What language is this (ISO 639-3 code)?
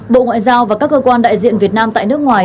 vie